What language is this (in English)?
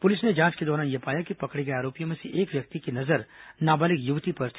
Hindi